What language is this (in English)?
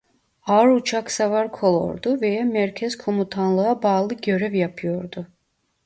Turkish